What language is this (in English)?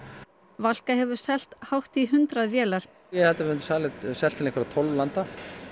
Icelandic